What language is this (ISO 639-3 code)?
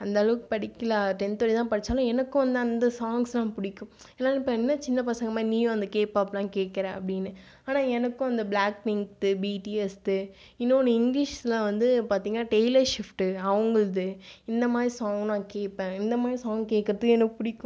tam